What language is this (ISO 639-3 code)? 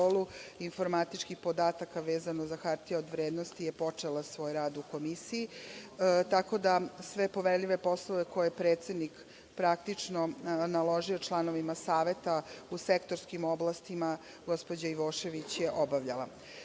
srp